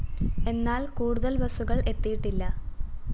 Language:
Malayalam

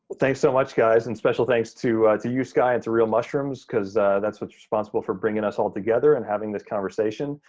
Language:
English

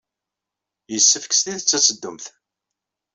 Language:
Kabyle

